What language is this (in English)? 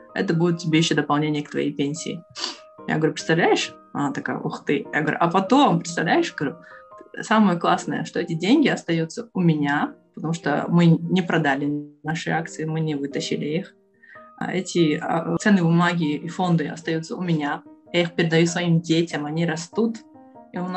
Russian